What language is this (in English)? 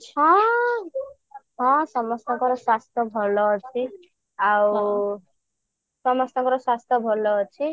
Odia